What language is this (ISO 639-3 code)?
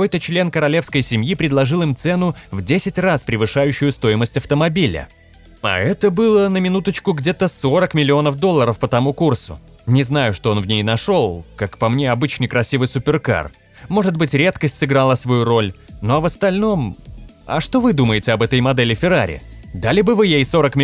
rus